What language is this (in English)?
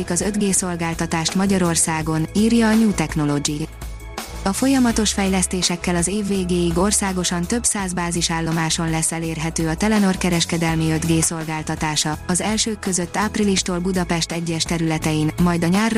Hungarian